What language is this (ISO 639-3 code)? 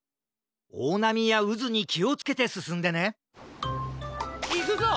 jpn